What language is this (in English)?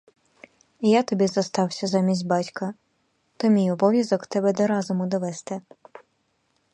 Ukrainian